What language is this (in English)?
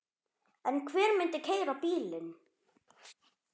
Icelandic